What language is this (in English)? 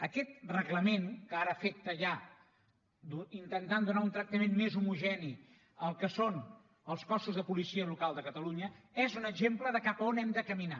Catalan